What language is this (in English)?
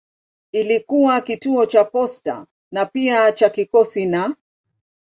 Swahili